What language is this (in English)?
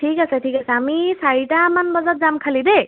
Assamese